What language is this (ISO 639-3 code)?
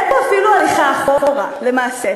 heb